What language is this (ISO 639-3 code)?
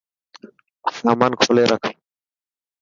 mki